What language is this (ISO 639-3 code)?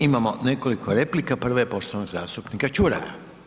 hrv